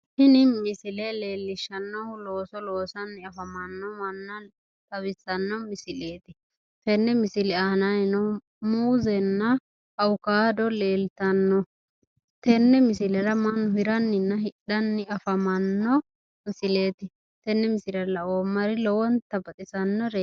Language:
Sidamo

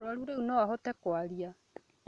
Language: Kikuyu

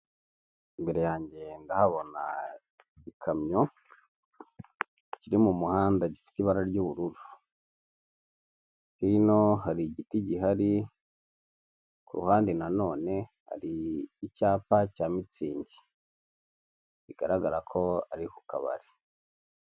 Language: Kinyarwanda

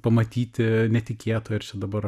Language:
Lithuanian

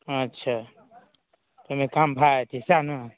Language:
Maithili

